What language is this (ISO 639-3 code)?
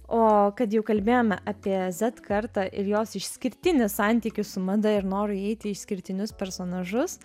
lit